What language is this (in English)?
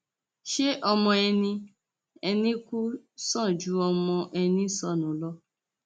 Yoruba